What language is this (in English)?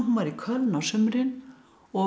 Icelandic